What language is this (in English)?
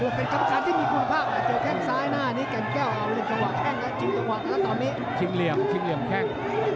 Thai